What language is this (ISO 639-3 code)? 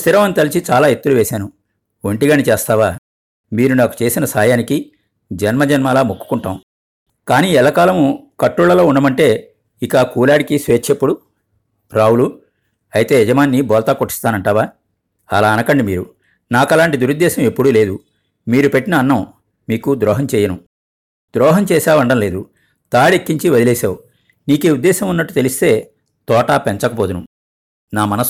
tel